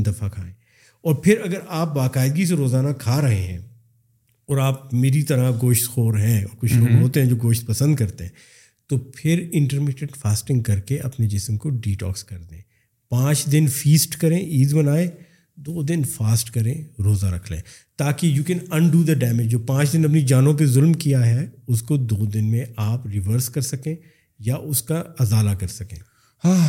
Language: Urdu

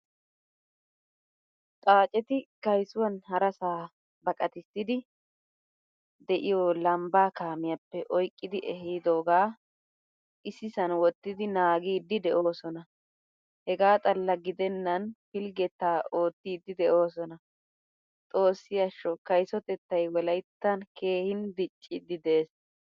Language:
Wolaytta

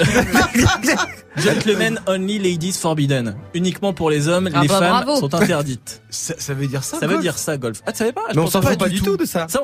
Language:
French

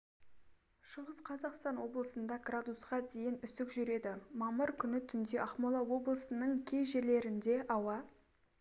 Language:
Kazakh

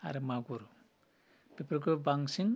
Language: Bodo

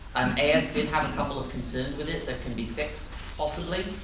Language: English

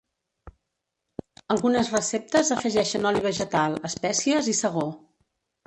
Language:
Catalan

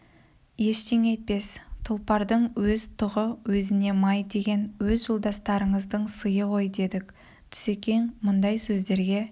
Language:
Kazakh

